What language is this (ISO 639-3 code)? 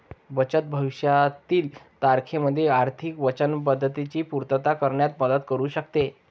mar